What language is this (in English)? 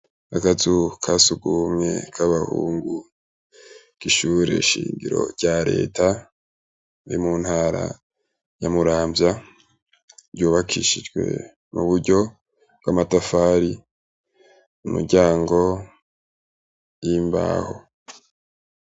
Rundi